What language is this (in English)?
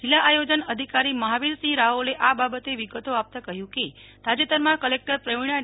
Gujarati